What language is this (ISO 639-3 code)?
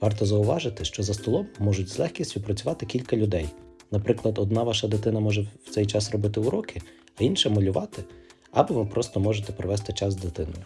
ukr